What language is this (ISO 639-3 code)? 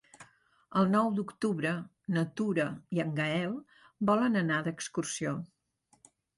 cat